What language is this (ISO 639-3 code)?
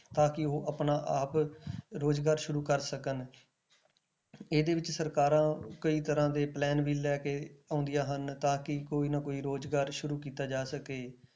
pan